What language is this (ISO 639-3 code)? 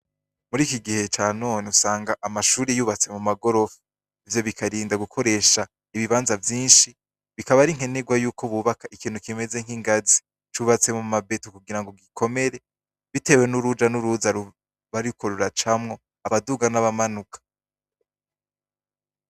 run